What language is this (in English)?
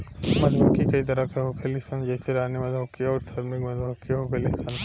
Bhojpuri